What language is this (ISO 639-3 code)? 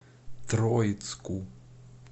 rus